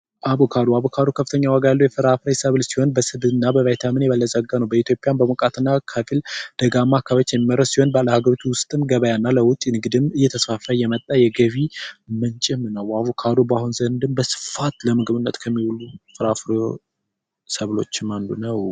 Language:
Amharic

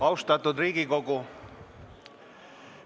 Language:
Estonian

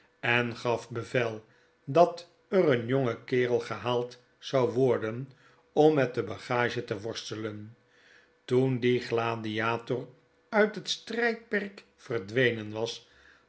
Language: Dutch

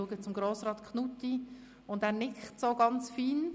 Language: Swiss German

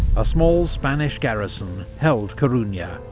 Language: English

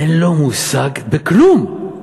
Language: Hebrew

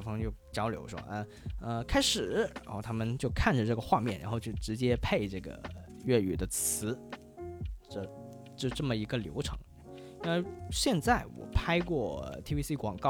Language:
Chinese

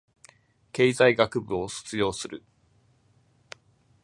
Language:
Japanese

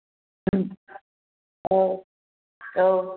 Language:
Bodo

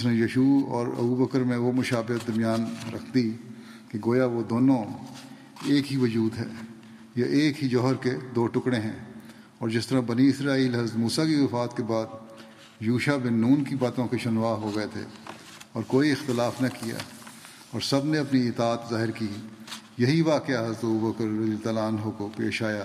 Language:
Urdu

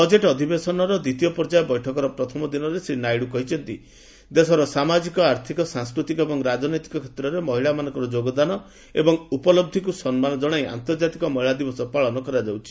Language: Odia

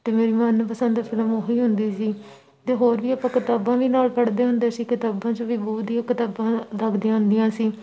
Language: Punjabi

